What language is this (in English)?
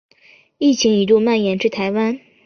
Chinese